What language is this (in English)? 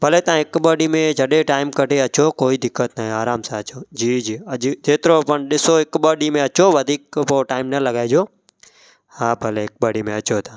Sindhi